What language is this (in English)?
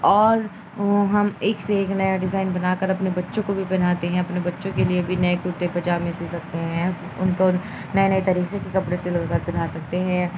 Urdu